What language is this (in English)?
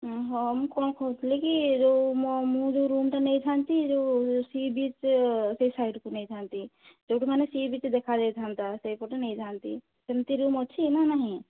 Odia